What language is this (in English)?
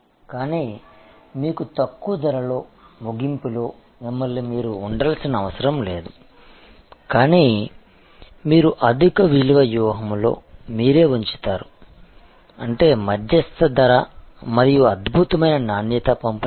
Telugu